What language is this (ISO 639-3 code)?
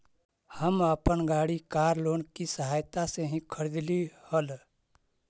mag